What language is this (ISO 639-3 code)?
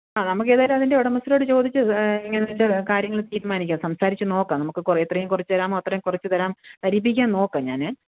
mal